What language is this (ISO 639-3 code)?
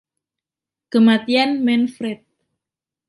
ind